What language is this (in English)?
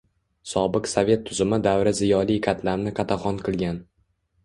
Uzbek